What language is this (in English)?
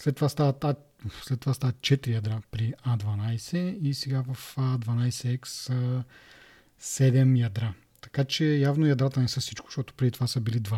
Bulgarian